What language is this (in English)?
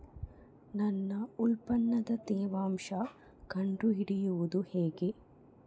Kannada